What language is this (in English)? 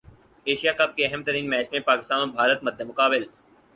Urdu